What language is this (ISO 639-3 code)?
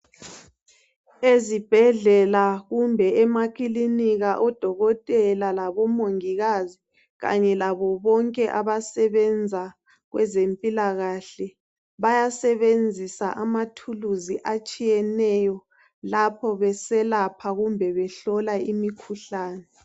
nde